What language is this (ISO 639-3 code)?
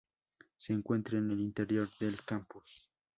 spa